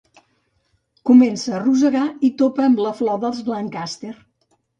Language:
Catalan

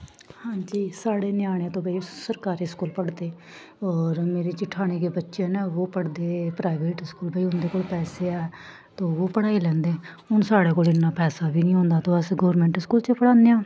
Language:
Dogri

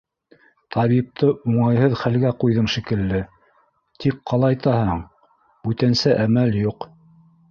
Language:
Bashkir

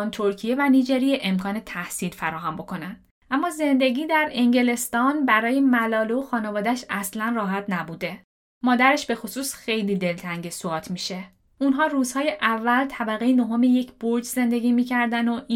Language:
Persian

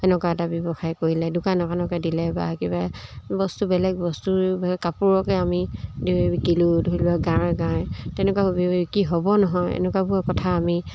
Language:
Assamese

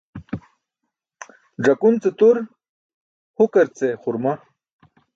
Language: Burushaski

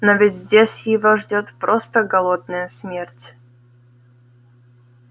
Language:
Russian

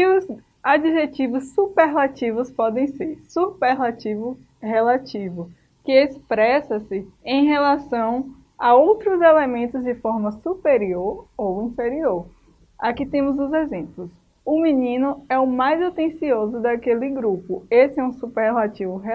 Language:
Portuguese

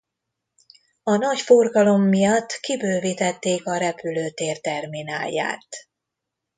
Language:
Hungarian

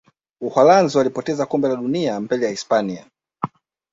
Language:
Swahili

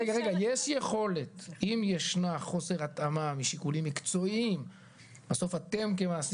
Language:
Hebrew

